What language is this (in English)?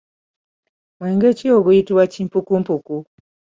Ganda